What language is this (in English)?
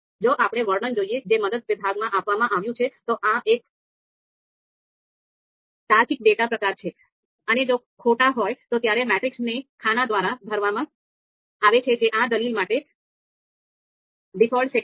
Gujarati